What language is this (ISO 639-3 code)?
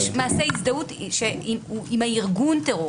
heb